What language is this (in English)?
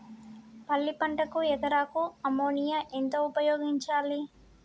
Telugu